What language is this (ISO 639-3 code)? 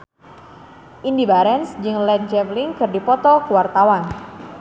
sun